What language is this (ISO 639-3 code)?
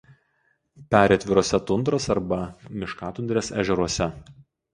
lit